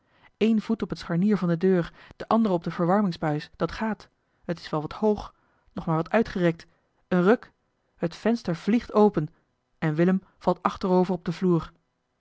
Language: Dutch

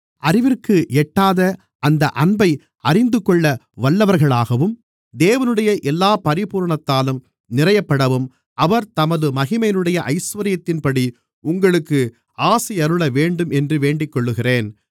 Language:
Tamil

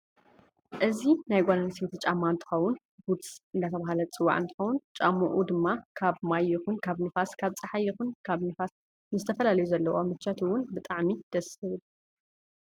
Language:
Tigrinya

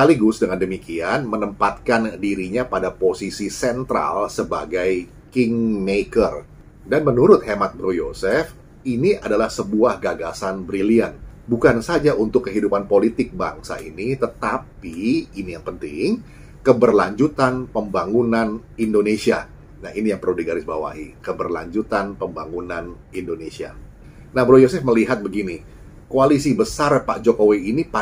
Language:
Indonesian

